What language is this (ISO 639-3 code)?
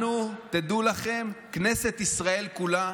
heb